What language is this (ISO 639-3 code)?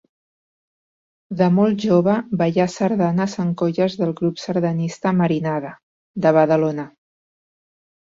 cat